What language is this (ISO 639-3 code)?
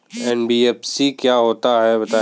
hin